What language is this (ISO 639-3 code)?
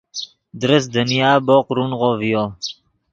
ydg